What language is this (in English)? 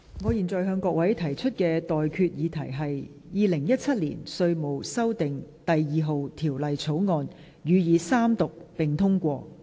Cantonese